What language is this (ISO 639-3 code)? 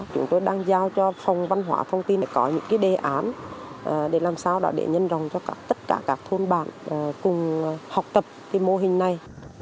vie